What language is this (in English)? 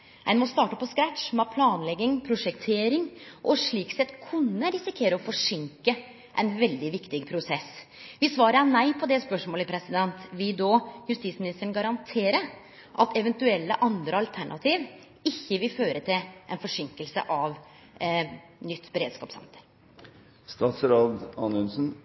Norwegian Nynorsk